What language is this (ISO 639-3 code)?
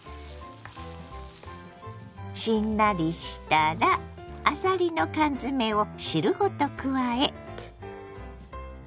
jpn